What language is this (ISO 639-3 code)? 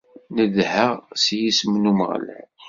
kab